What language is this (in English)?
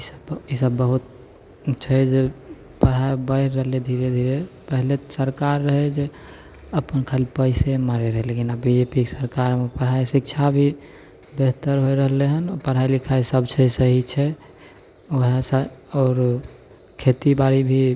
Maithili